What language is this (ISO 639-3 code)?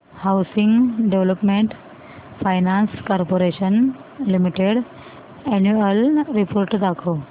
mar